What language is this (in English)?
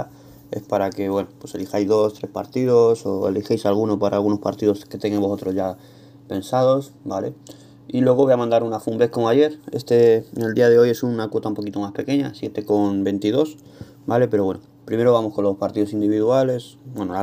Spanish